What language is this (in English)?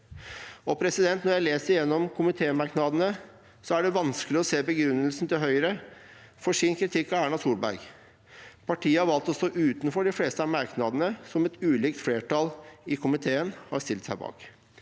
Norwegian